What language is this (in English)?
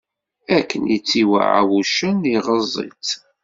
Kabyle